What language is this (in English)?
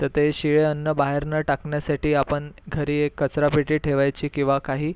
Marathi